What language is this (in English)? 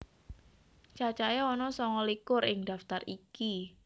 Javanese